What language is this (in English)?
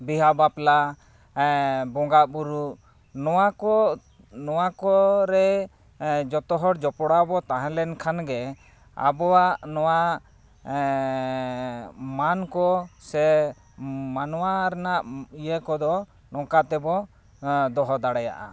Santali